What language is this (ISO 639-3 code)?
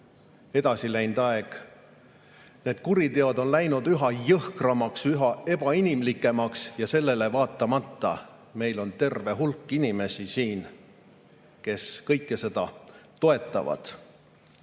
est